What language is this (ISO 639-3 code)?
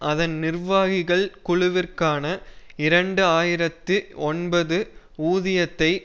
tam